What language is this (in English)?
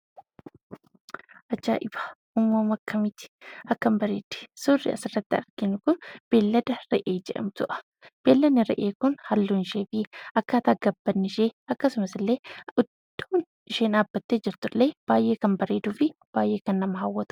Oromo